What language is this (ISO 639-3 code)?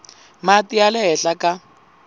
tso